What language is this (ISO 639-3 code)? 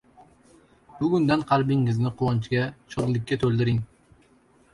uzb